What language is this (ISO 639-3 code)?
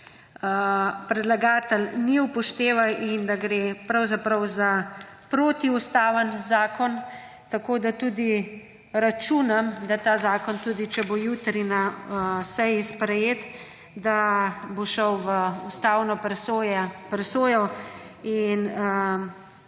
slv